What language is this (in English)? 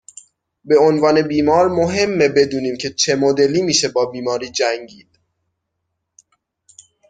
Persian